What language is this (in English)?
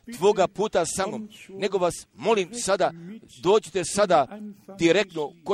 Croatian